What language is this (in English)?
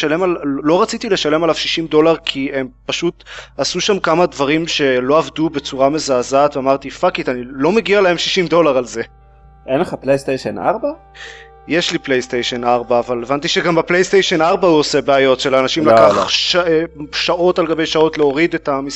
Hebrew